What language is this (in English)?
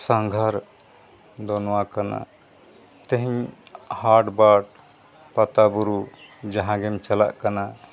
Santali